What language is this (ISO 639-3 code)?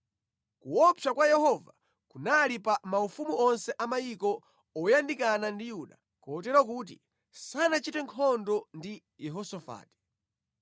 nya